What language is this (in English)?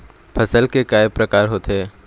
Chhattisgarhi